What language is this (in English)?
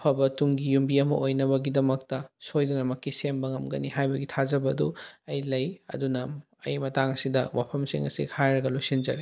Manipuri